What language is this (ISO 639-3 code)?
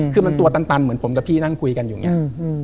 tha